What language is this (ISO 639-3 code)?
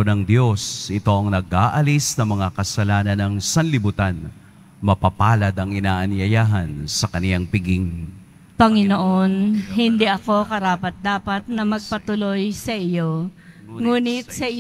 fil